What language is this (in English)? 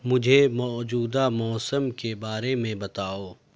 Urdu